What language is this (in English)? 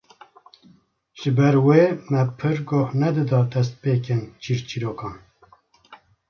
Kurdish